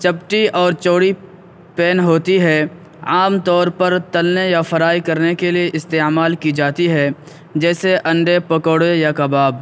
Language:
Urdu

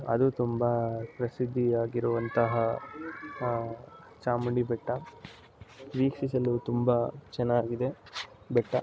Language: Kannada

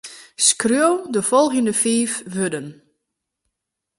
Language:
Western Frisian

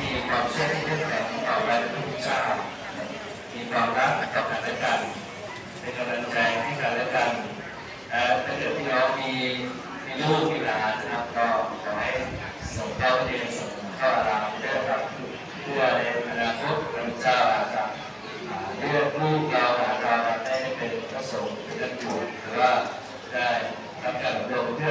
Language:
Thai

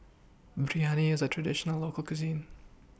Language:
English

